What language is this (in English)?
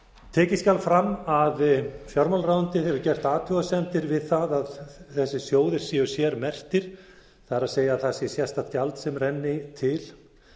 Icelandic